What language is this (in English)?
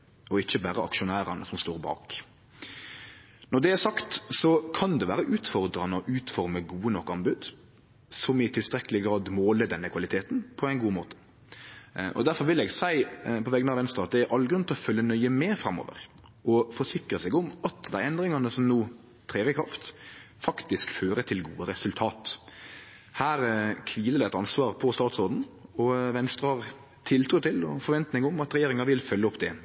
Norwegian Nynorsk